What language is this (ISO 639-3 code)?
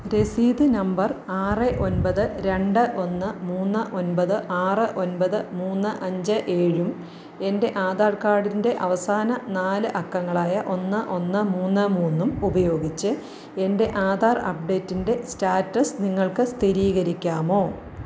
mal